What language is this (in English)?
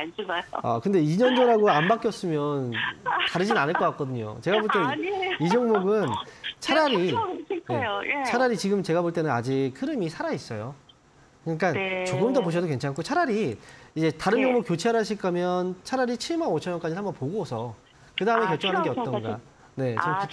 Korean